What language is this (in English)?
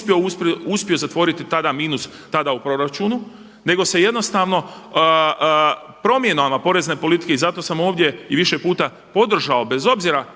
Croatian